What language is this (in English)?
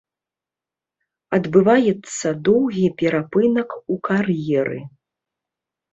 Belarusian